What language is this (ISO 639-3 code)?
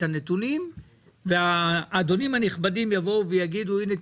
heb